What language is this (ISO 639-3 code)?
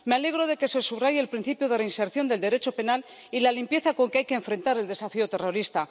spa